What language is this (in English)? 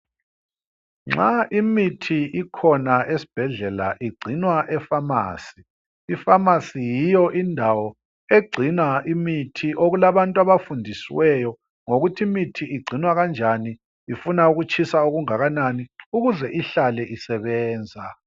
North Ndebele